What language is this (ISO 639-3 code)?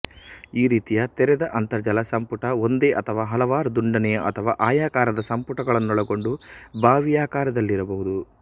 kan